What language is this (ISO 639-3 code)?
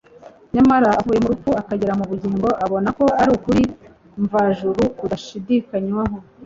kin